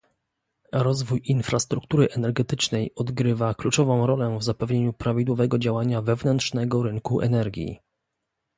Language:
Polish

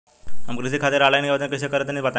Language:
Bhojpuri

